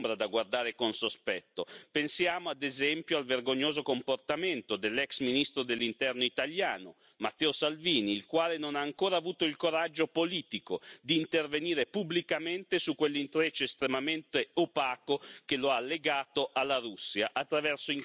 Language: Italian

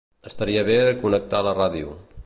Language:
Catalan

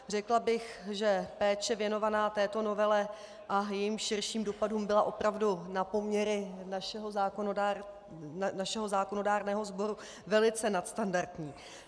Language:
Czech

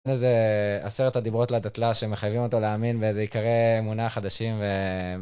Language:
Hebrew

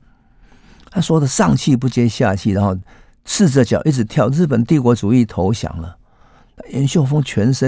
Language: Chinese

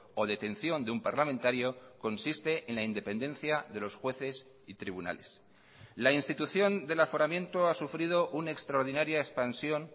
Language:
Spanish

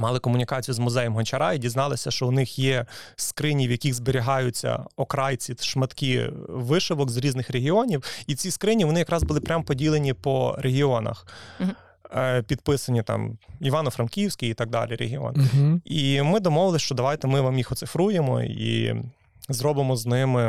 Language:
Ukrainian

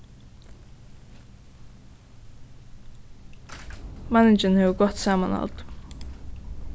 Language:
Faroese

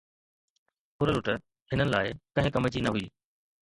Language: Sindhi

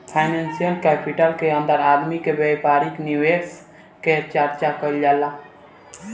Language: Bhojpuri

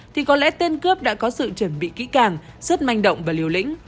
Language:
Vietnamese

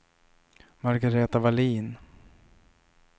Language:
Swedish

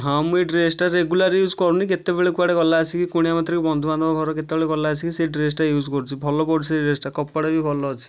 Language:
Odia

